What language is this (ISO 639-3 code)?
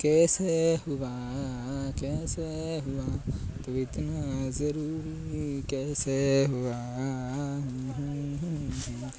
san